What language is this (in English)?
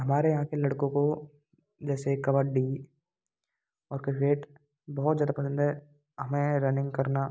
Hindi